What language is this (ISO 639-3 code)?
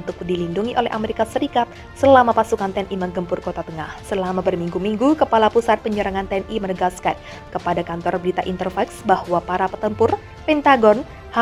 ind